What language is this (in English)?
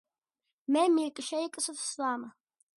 Georgian